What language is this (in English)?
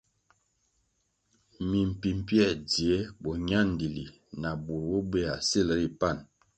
Kwasio